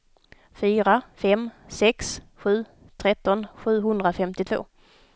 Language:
Swedish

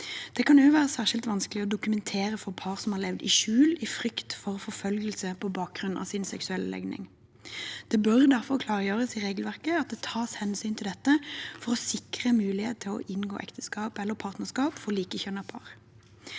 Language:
Norwegian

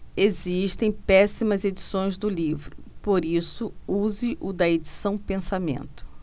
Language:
Portuguese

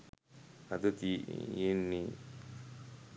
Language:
Sinhala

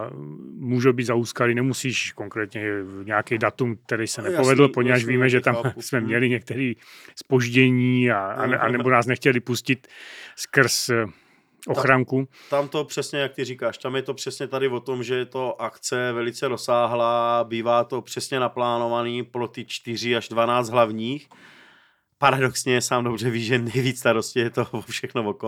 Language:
Czech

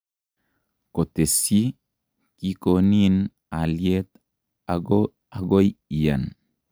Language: Kalenjin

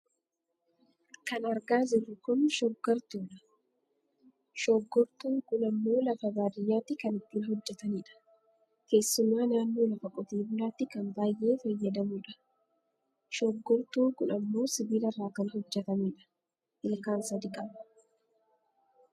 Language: Oromo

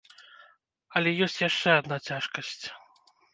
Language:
Belarusian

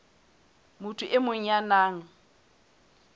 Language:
Southern Sotho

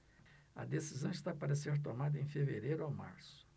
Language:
Portuguese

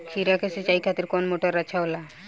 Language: Bhojpuri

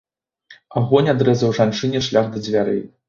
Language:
Belarusian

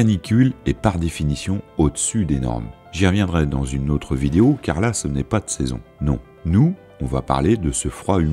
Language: French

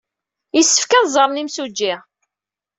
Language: Kabyle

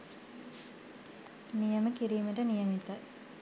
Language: Sinhala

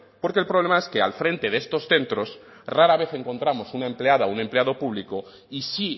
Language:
Spanish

